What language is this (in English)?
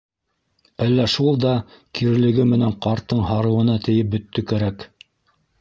Bashkir